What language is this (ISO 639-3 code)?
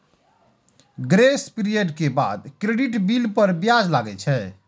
mai